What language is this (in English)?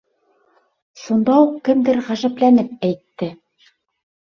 Bashkir